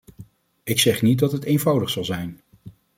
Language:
Dutch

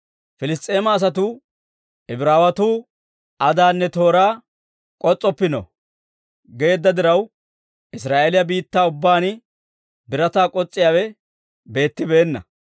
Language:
Dawro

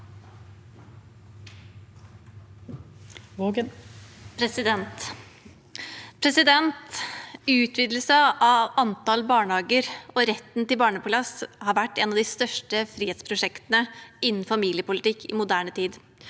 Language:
Norwegian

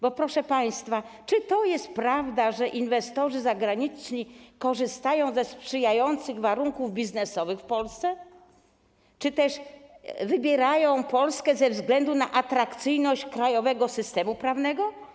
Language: Polish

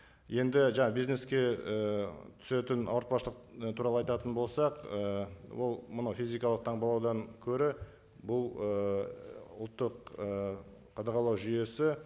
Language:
Kazakh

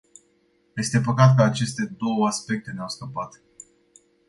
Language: Romanian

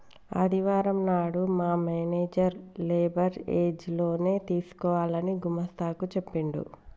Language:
Telugu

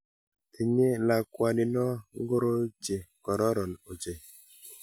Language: Kalenjin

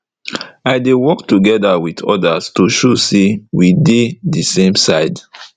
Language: Nigerian Pidgin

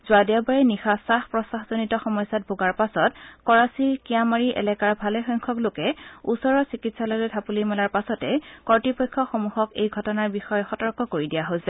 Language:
Assamese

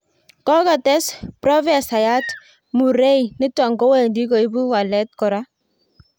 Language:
Kalenjin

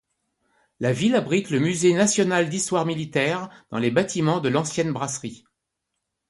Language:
French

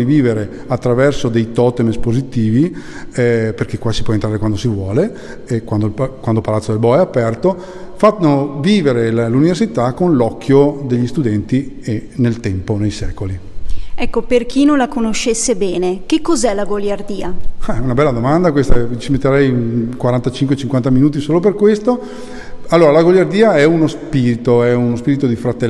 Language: Italian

